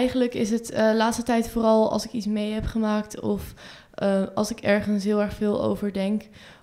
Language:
Dutch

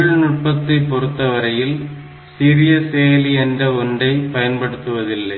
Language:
Tamil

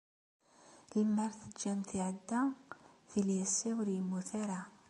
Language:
Kabyle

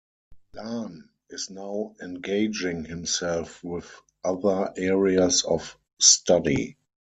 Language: English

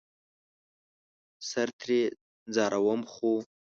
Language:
Pashto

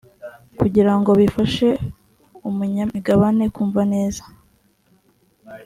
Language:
Kinyarwanda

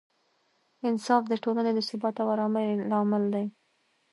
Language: Pashto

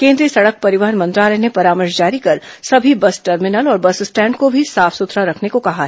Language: Hindi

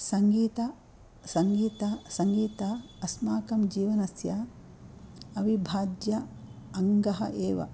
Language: Sanskrit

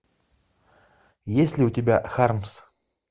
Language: Russian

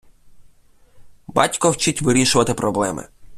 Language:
Ukrainian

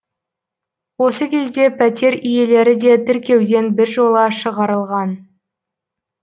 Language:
Kazakh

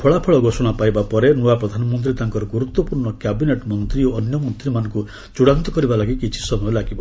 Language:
Odia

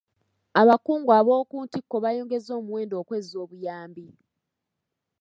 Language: Ganda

